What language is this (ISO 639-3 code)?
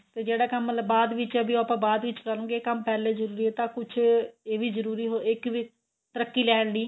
pan